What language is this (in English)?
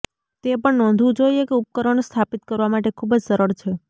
Gujarati